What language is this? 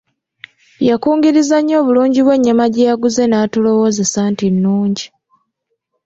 Ganda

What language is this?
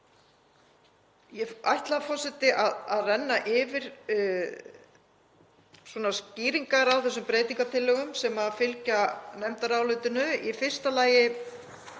Icelandic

